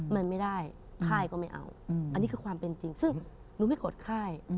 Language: Thai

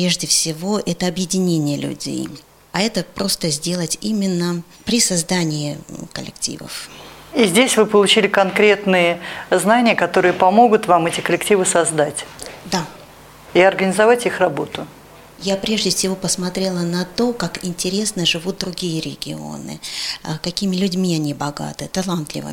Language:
Russian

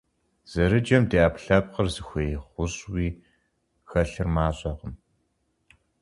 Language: Kabardian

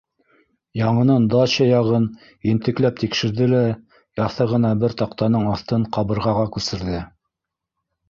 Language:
Bashkir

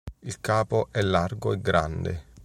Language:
Italian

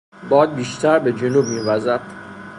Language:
Persian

